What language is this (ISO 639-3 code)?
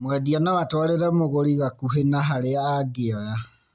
kik